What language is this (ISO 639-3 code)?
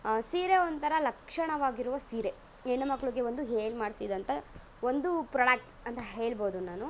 kan